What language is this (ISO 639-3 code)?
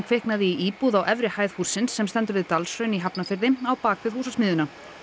isl